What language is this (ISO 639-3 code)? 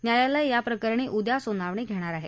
mar